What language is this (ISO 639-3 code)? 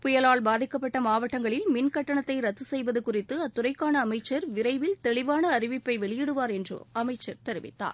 tam